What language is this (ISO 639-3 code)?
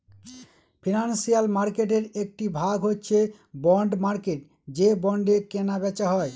ben